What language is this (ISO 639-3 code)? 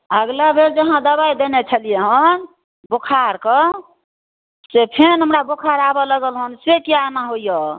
mai